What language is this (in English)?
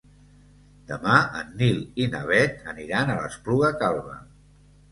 Catalan